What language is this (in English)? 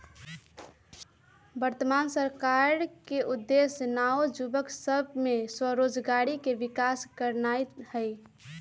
Magahi